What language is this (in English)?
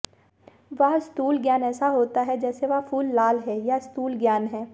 Hindi